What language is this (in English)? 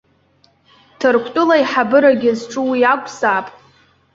Abkhazian